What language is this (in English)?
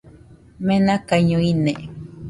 Nüpode Huitoto